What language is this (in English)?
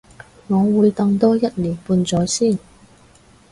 Cantonese